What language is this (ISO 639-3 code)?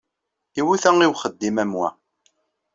kab